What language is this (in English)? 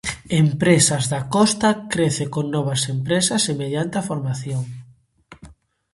Galician